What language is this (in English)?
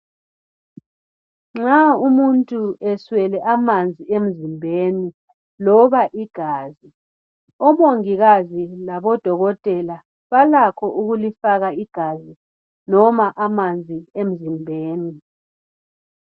North Ndebele